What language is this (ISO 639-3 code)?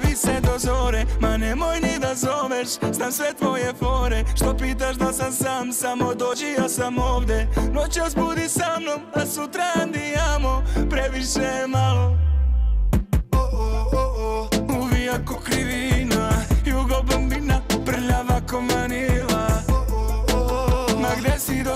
bul